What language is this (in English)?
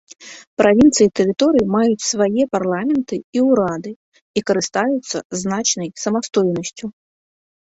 Belarusian